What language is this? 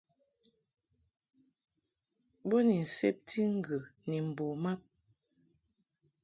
Mungaka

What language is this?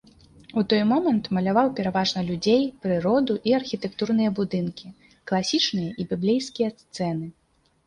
Belarusian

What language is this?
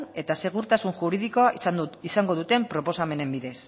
Basque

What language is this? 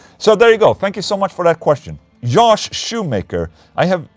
English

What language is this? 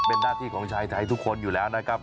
Thai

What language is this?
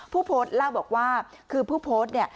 Thai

